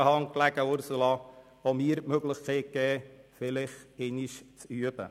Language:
Swiss German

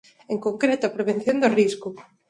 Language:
Galician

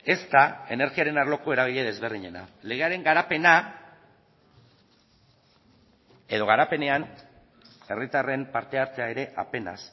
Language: Basque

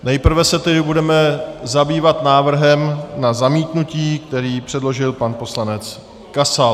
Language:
Czech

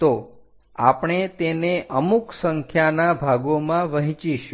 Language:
Gujarati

